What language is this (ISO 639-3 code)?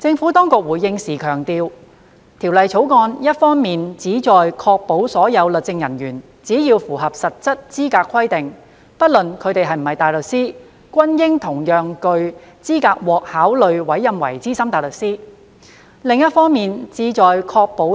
yue